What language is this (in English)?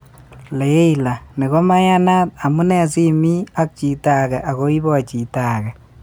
Kalenjin